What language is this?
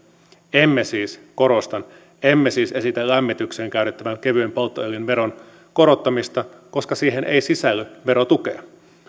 Finnish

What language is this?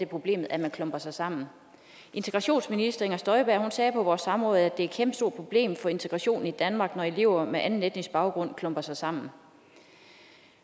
Danish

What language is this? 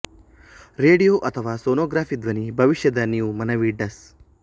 Kannada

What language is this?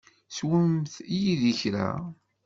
Kabyle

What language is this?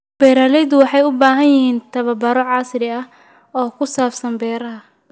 Somali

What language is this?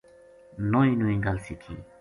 Gujari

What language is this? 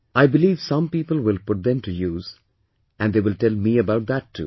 English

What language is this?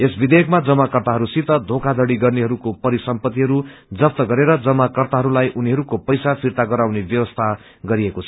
Nepali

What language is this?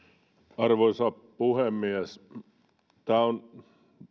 Finnish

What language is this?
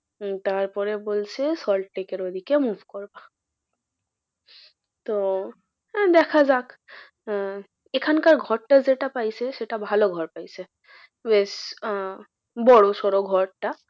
Bangla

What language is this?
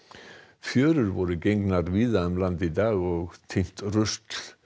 Icelandic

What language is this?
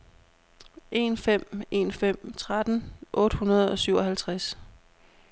Danish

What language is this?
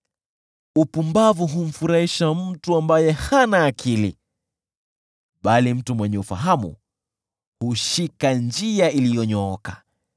Swahili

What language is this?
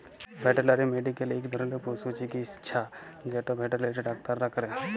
Bangla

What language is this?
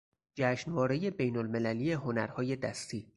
Persian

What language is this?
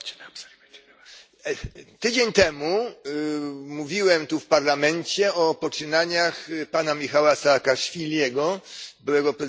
Polish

